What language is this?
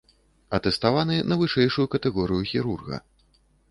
Belarusian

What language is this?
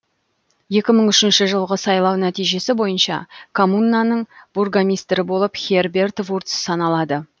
Kazakh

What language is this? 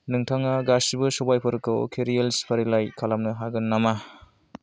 Bodo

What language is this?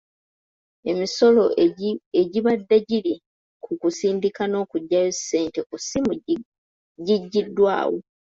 Ganda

